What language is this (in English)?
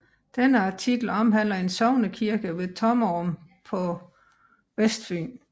Danish